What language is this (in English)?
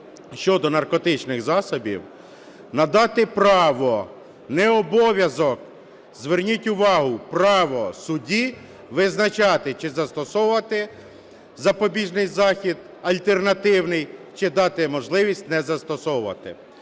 Ukrainian